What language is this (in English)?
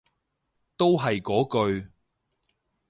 Cantonese